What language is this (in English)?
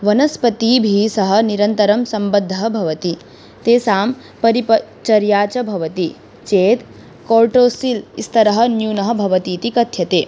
Sanskrit